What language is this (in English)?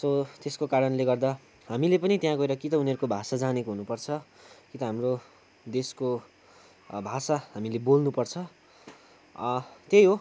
Nepali